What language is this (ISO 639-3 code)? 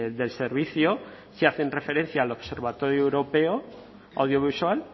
spa